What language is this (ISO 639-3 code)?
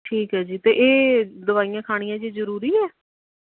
pan